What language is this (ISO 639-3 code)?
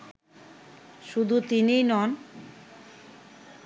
ben